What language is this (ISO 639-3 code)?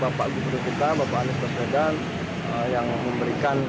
ind